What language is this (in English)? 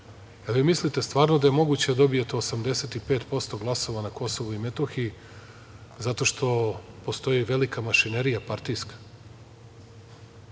Serbian